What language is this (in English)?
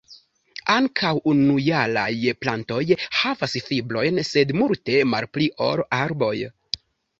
Esperanto